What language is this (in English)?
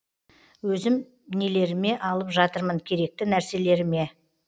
Kazakh